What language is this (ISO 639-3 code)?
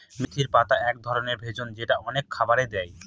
ben